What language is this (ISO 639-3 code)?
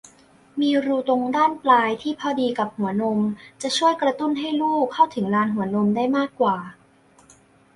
tha